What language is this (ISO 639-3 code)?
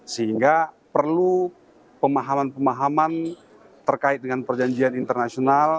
ind